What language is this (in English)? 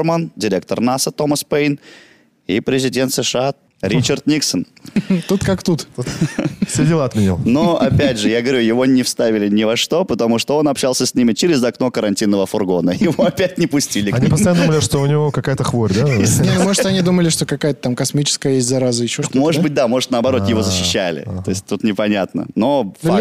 Russian